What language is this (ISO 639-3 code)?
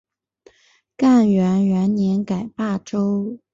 zho